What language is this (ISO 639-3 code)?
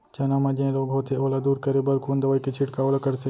hne